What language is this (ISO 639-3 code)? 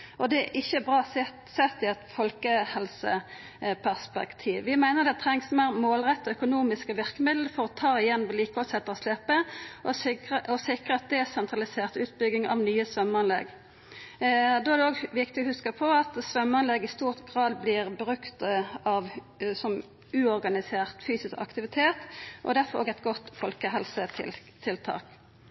nno